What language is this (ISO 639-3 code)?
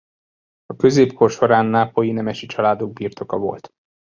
hun